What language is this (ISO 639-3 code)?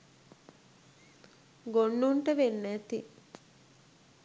sin